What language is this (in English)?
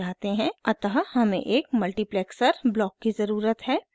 Hindi